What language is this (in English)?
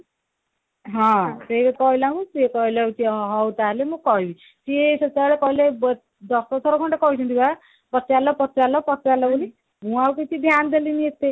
Odia